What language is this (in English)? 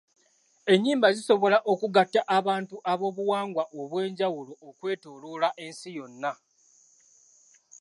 Ganda